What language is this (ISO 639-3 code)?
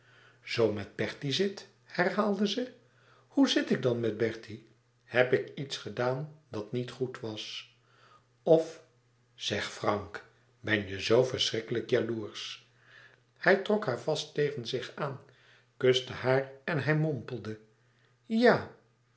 nld